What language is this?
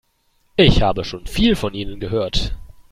German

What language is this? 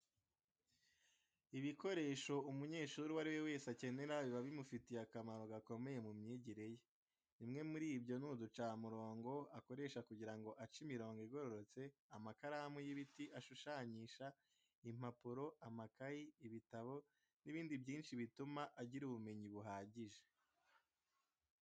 Kinyarwanda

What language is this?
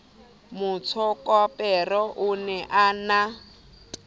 Southern Sotho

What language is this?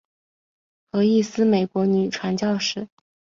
Chinese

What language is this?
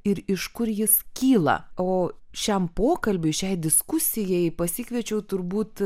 Lithuanian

